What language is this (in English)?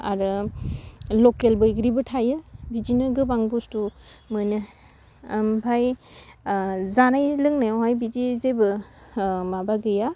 Bodo